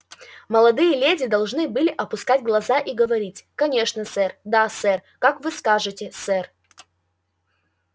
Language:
Russian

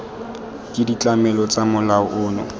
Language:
Tswana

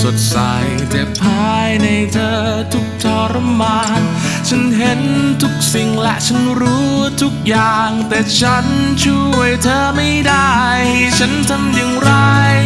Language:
Thai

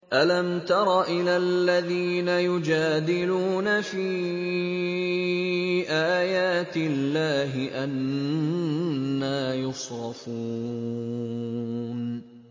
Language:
Arabic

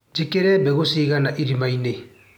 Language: Kikuyu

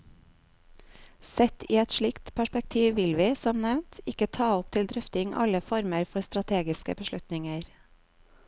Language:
Norwegian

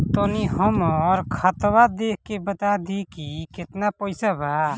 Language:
Bhojpuri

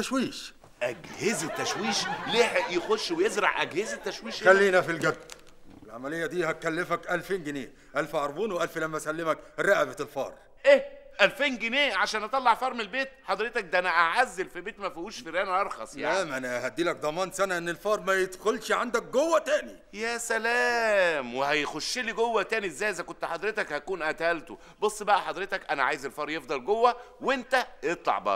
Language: Arabic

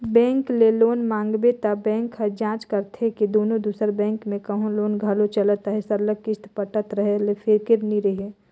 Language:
Chhattisgarhi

